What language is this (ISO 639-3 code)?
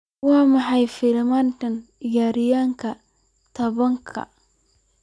som